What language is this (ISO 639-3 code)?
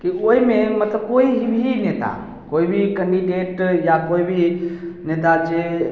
mai